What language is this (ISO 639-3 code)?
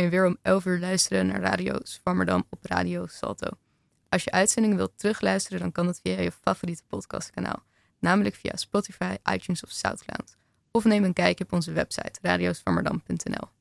nld